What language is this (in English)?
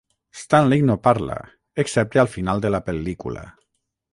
Catalan